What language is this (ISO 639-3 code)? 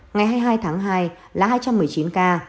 vie